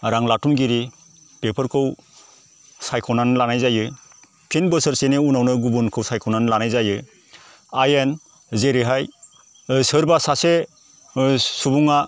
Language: Bodo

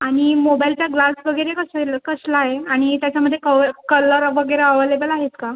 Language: Marathi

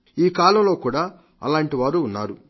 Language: Telugu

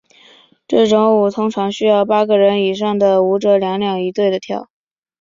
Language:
Chinese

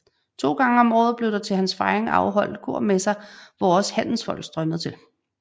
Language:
Danish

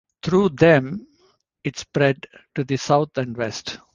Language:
English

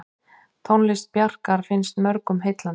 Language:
Icelandic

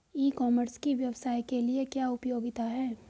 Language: Hindi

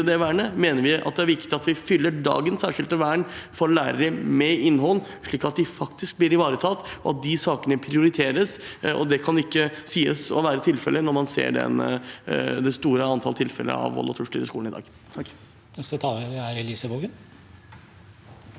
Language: Norwegian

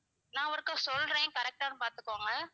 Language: Tamil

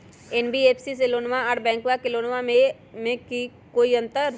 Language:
Magahi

